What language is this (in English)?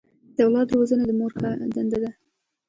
Pashto